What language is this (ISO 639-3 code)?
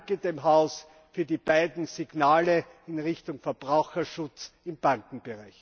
deu